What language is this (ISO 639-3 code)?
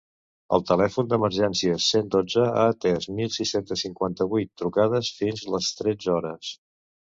cat